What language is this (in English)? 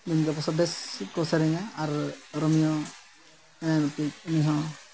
Santali